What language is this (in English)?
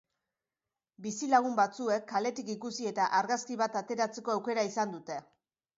Basque